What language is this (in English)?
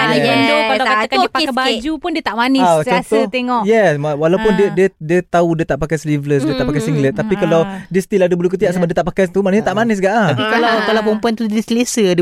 Malay